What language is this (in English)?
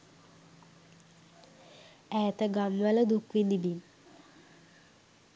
Sinhala